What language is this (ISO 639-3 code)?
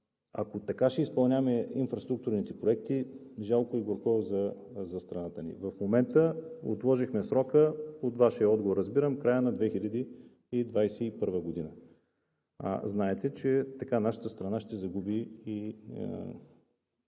bul